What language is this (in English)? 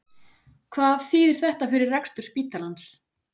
Icelandic